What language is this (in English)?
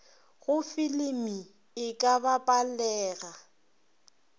Northern Sotho